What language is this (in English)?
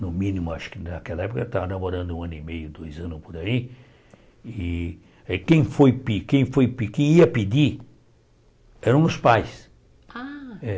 Portuguese